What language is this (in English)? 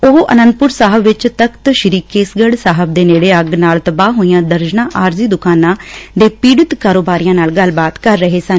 Punjabi